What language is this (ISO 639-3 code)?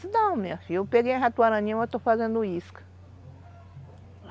por